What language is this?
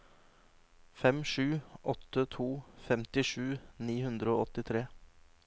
Norwegian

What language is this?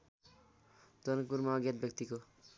Nepali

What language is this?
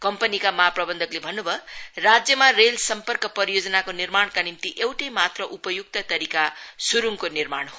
Nepali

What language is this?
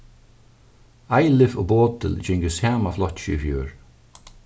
Faroese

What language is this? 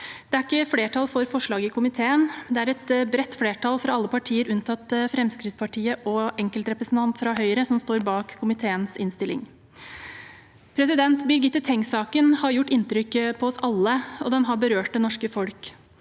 Norwegian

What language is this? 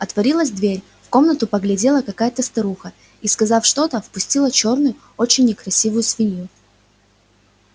Russian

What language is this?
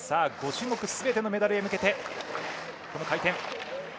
Japanese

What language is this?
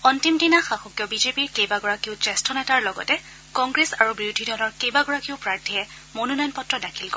Assamese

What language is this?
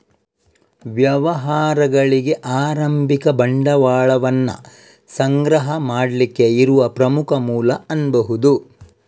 Kannada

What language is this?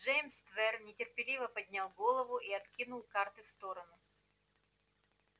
Russian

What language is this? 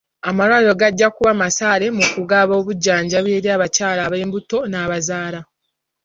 Ganda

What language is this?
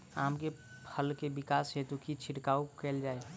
Maithili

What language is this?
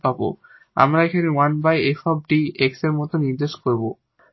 Bangla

